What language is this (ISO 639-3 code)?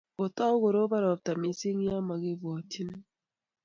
kln